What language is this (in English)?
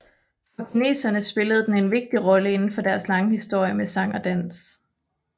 Danish